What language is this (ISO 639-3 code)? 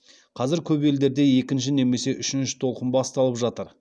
kaz